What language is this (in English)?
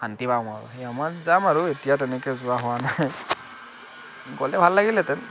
Assamese